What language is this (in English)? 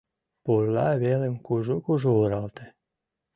Mari